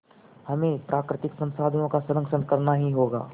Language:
Hindi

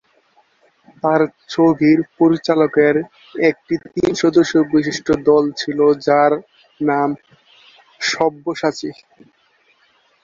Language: Bangla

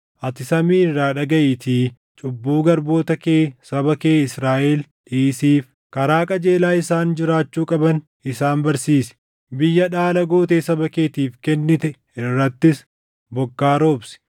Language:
Oromo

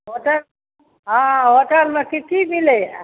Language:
Maithili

